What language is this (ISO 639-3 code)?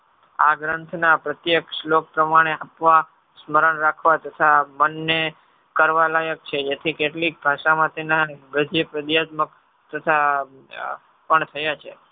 guj